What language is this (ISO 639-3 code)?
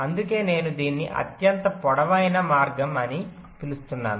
tel